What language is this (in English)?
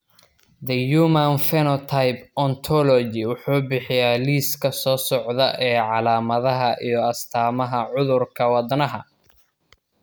Somali